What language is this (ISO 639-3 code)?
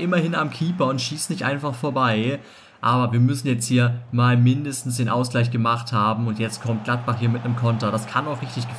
deu